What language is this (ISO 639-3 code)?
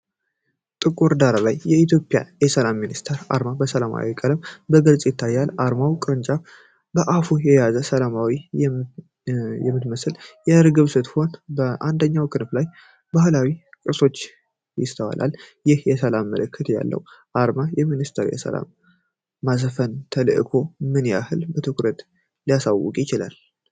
amh